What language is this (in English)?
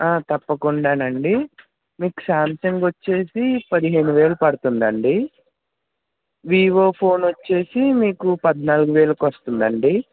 Telugu